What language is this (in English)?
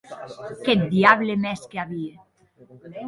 Occitan